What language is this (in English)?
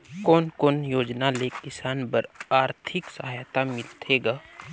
Chhattisgarhi